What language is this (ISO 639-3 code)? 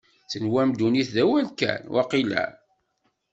kab